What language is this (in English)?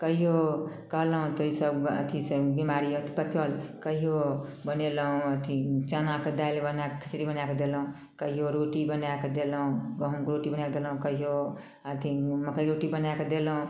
Maithili